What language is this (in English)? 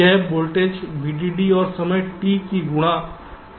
Hindi